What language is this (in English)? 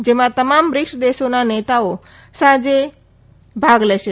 Gujarati